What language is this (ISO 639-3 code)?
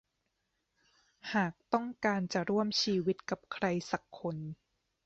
tha